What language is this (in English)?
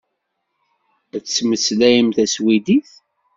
Kabyle